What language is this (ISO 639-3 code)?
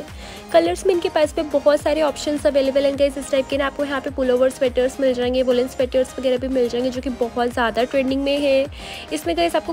hin